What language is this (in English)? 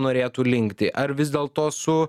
Lithuanian